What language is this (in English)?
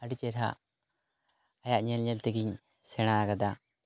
Santali